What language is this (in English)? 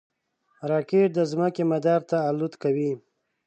Pashto